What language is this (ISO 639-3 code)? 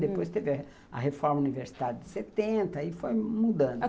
por